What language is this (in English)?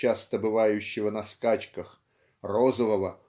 Russian